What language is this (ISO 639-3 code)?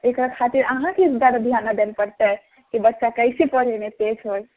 mai